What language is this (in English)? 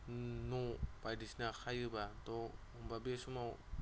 Bodo